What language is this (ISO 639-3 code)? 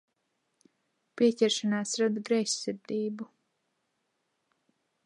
lav